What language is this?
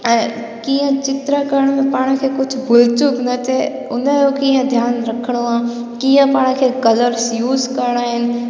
Sindhi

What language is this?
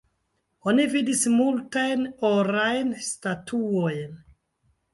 Esperanto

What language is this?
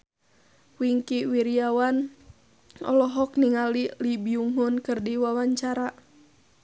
Sundanese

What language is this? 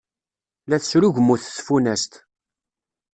Kabyle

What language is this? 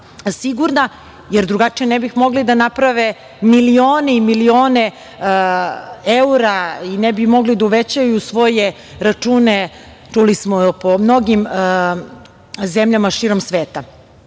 Serbian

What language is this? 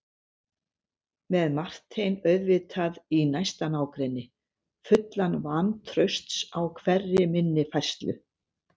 Icelandic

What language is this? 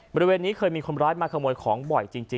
Thai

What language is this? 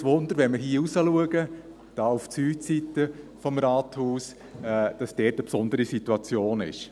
Swiss German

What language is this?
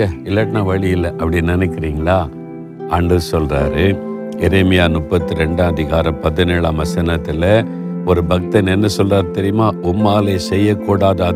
Tamil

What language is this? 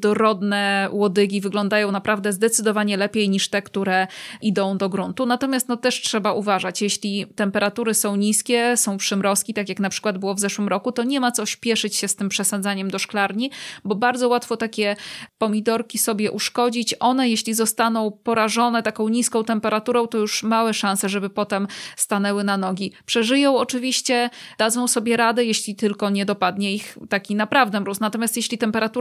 Polish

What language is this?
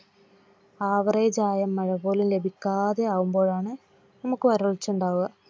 Malayalam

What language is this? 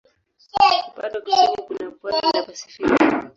Swahili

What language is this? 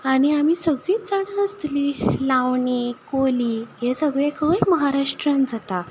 Konkani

